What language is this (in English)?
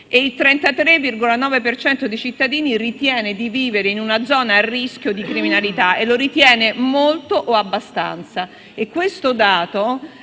Italian